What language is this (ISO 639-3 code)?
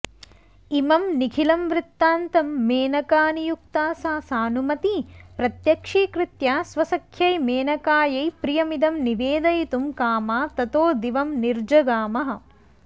san